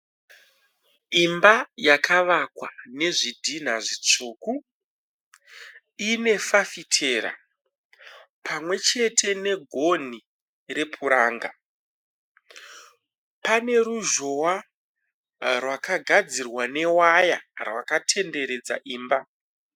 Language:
Shona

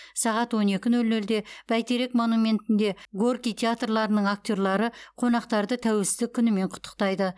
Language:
Kazakh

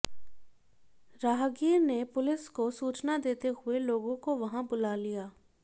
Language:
Hindi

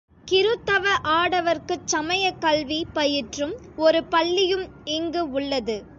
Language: Tamil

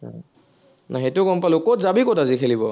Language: Assamese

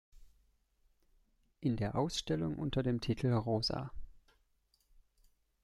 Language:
German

